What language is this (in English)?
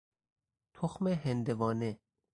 Persian